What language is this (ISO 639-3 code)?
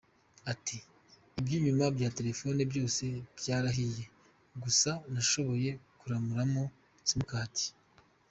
kin